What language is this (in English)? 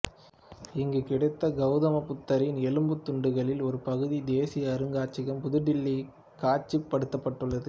Tamil